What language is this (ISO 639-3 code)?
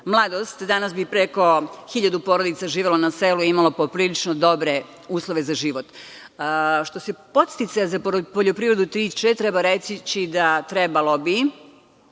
srp